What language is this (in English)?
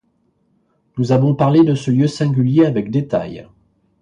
French